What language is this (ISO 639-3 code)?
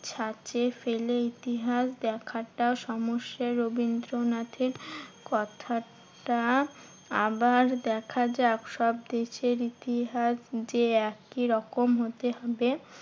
ben